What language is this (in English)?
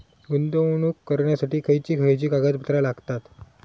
Marathi